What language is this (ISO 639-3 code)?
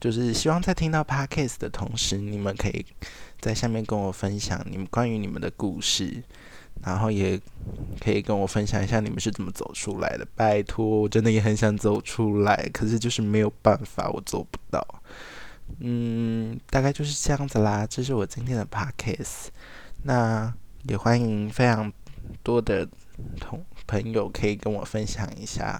zho